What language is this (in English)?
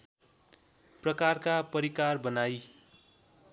Nepali